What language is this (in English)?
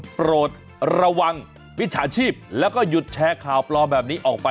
Thai